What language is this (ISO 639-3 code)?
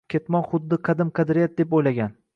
uzb